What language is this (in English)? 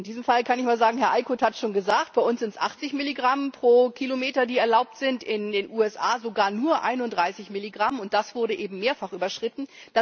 German